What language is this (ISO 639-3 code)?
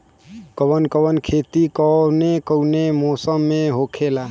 bho